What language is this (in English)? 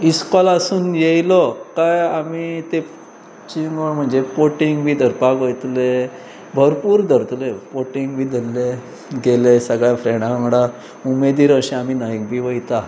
Konkani